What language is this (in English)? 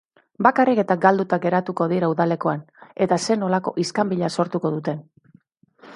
Basque